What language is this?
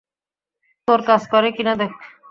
Bangla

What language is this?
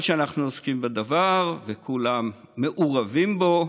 Hebrew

